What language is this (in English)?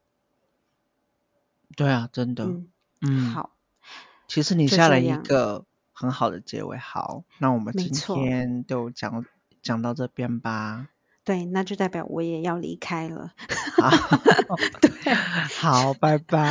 Chinese